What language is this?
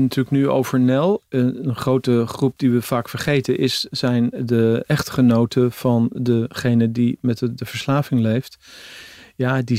Dutch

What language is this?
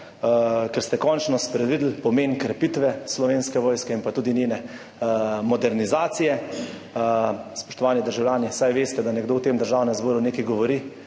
Slovenian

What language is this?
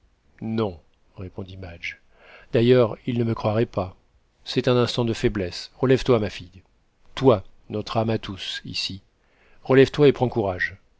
French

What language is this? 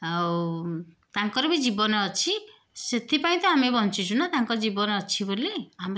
Odia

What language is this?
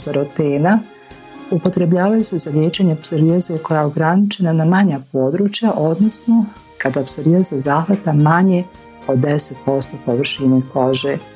Croatian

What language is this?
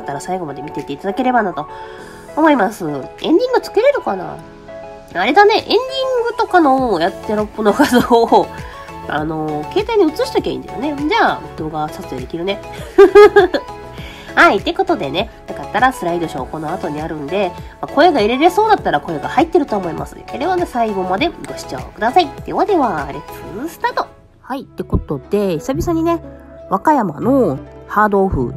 Japanese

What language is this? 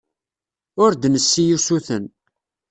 Kabyle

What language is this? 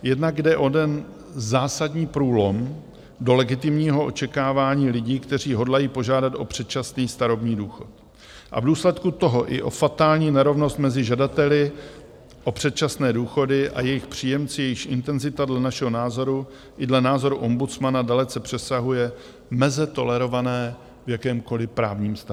Czech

